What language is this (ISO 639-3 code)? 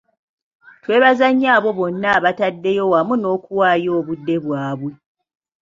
lug